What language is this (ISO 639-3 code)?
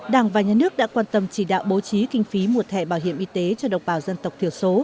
vie